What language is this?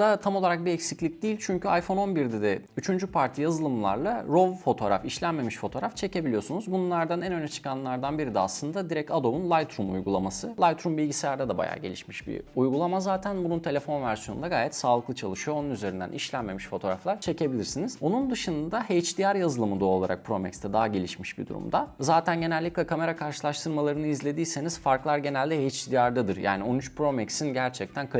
Turkish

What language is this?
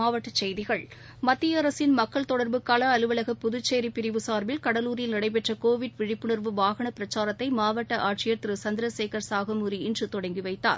Tamil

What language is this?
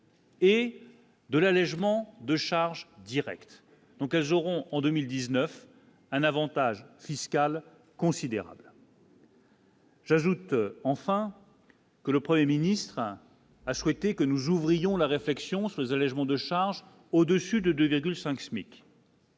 French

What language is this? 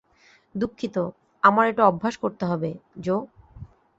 Bangla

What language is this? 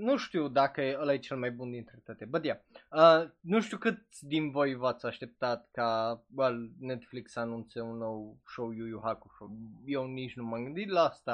Romanian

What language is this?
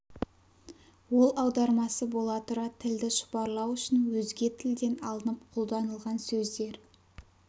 Kazakh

